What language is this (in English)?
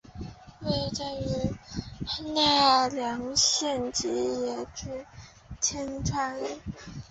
Chinese